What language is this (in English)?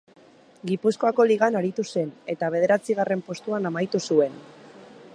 Basque